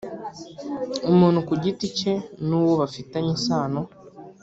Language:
Kinyarwanda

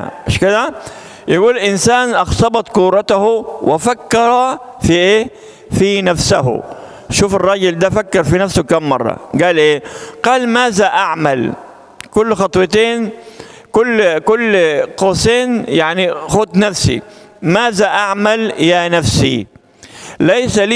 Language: Arabic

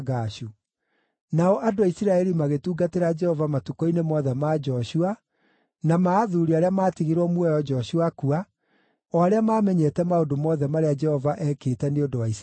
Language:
Kikuyu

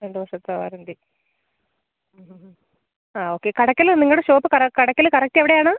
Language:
Malayalam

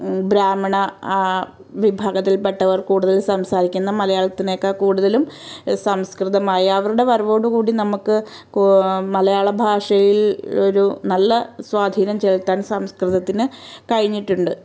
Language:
Malayalam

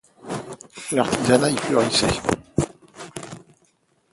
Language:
French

